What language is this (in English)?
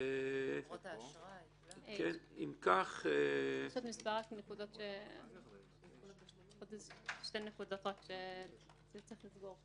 Hebrew